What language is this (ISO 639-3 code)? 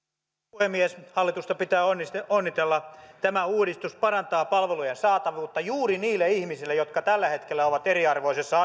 fin